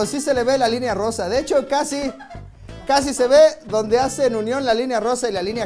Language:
Spanish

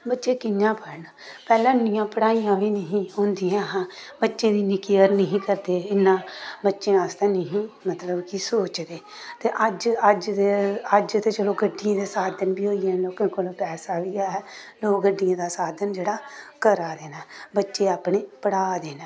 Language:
Dogri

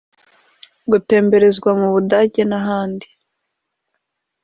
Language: Kinyarwanda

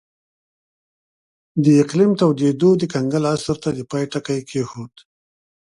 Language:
Pashto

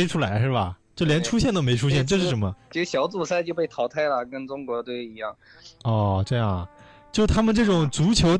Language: Chinese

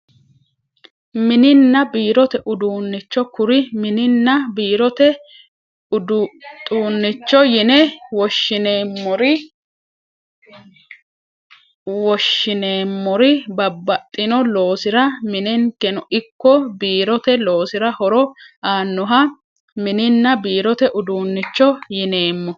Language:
Sidamo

